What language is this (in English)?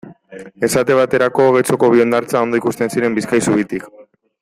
Basque